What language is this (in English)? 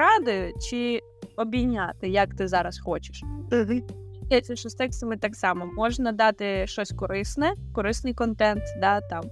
Ukrainian